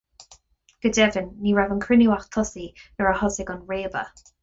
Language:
Irish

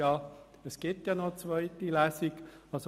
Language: Swiss German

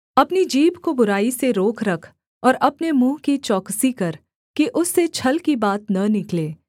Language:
Hindi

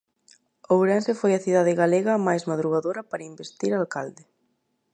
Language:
Galician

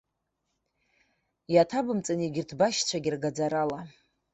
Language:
Abkhazian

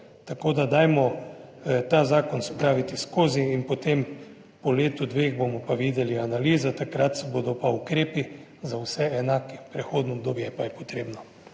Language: Slovenian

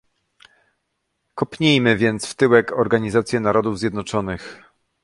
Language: Polish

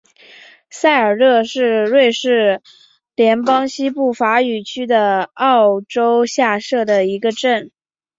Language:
Chinese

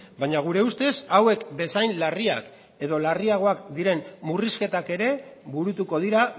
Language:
Basque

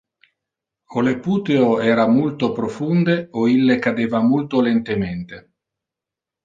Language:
Interlingua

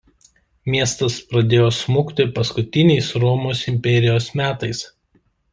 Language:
Lithuanian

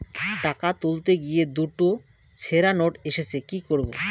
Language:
Bangla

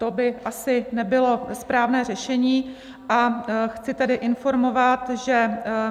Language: Czech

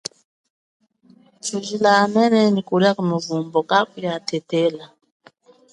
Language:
Chokwe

